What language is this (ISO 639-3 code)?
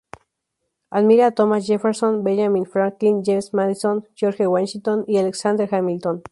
spa